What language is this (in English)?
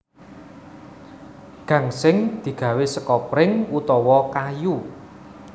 Javanese